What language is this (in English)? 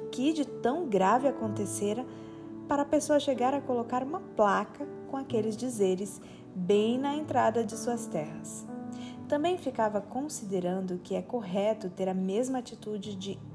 Portuguese